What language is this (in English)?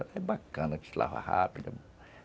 Portuguese